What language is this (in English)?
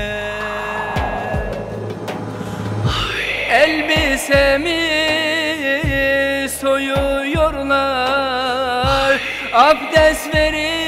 Arabic